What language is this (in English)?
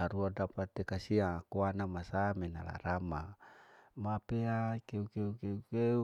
Larike-Wakasihu